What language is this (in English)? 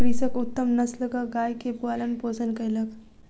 Maithili